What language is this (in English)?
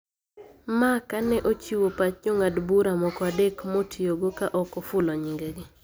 Luo (Kenya and Tanzania)